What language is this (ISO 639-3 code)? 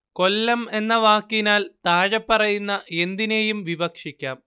mal